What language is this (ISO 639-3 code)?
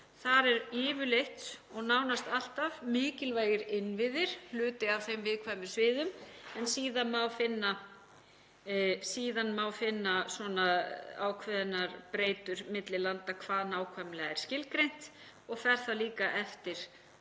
isl